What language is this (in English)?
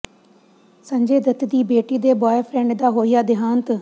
Punjabi